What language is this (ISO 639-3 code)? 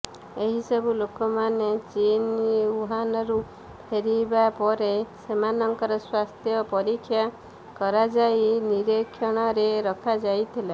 ori